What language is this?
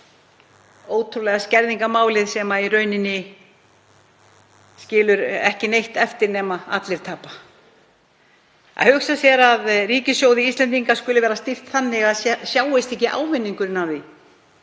Icelandic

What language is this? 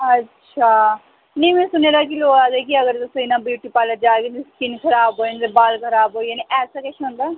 Dogri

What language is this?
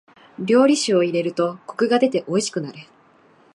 Japanese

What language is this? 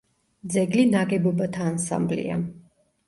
Georgian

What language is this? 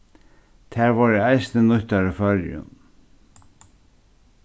Faroese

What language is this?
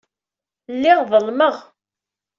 Kabyle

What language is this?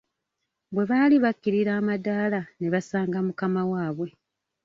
Ganda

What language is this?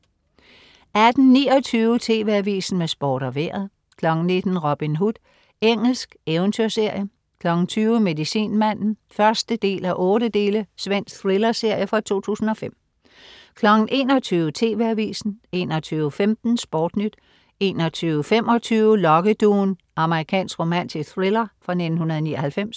Danish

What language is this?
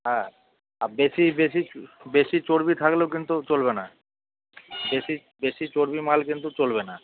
Bangla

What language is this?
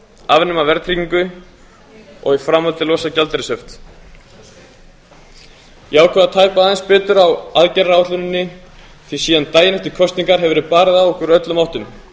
Icelandic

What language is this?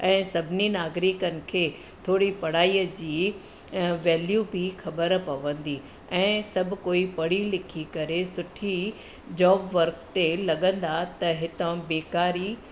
Sindhi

